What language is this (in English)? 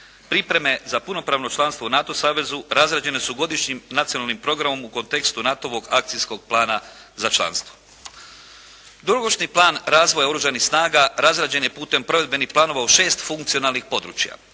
Croatian